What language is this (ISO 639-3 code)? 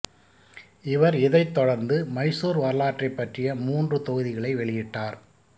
tam